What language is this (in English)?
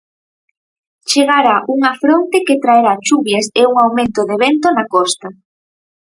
Galician